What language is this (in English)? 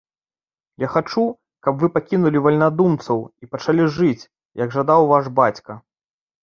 Belarusian